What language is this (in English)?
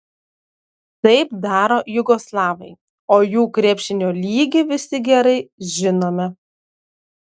Lithuanian